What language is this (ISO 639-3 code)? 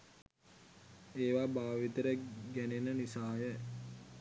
sin